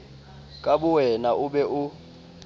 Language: Southern Sotho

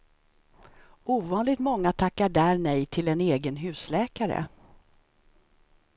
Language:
Swedish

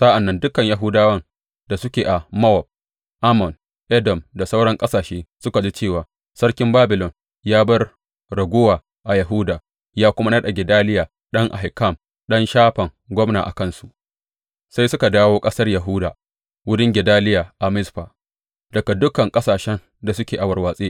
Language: Hausa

